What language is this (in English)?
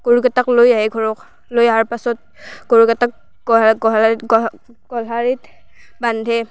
Assamese